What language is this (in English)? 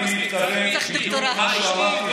Hebrew